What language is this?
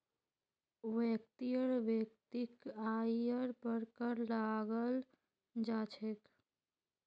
Magahi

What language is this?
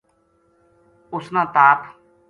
Gujari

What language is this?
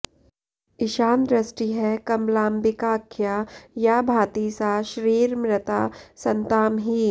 Sanskrit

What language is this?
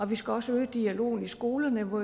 Danish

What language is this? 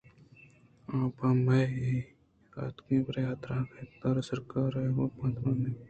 Eastern Balochi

